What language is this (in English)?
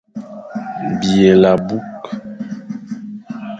Fang